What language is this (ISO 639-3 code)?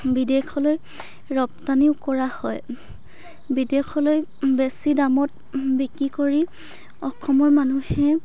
asm